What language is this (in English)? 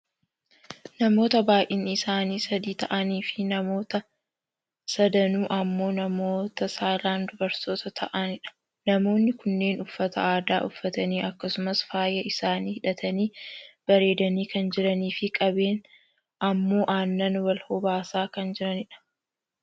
Oromo